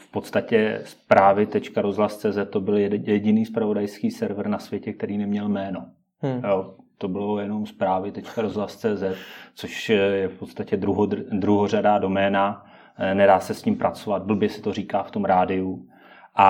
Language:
Czech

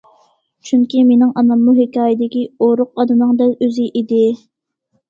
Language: Uyghur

